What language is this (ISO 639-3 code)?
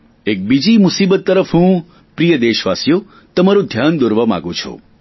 guj